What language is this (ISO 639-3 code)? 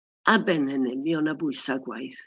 cym